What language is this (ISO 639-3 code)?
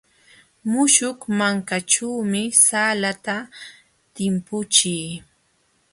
qxw